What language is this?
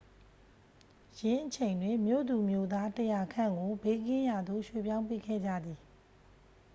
Burmese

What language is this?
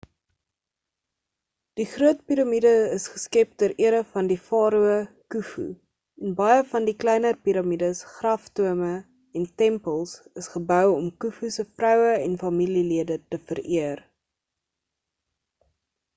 Afrikaans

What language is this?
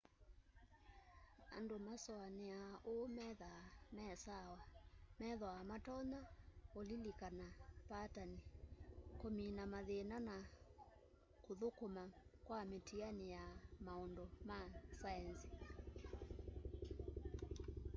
Kamba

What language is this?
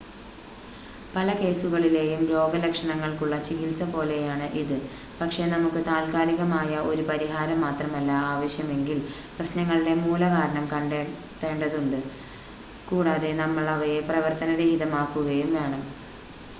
Malayalam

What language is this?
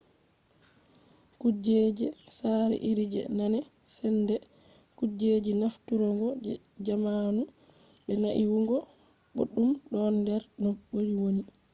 Fula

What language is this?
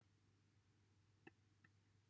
Welsh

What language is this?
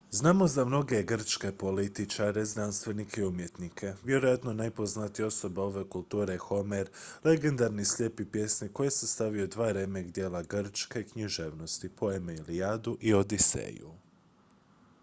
Croatian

